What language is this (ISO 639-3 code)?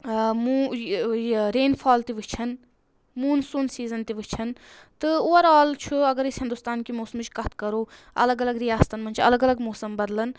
kas